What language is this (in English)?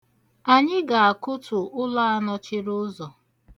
Igbo